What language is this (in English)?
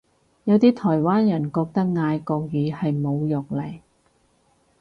Cantonese